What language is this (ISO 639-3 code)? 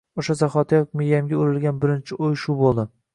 uzb